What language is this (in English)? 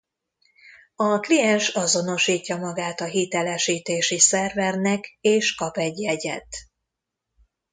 Hungarian